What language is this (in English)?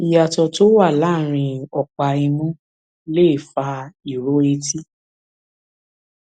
Yoruba